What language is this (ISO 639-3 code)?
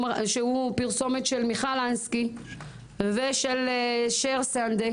heb